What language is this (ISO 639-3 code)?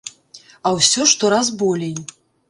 bel